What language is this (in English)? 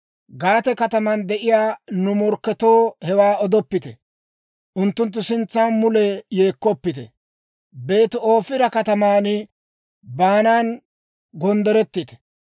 Dawro